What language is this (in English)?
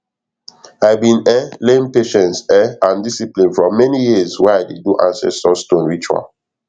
Nigerian Pidgin